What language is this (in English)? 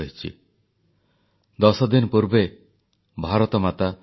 Odia